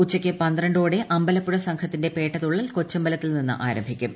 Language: Malayalam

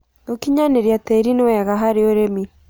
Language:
Kikuyu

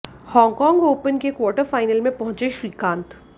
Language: Hindi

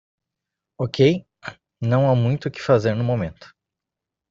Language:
Portuguese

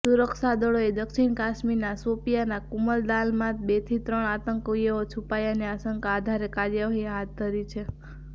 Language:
Gujarati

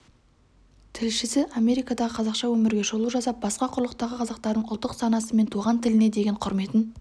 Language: Kazakh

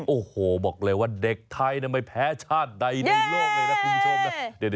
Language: Thai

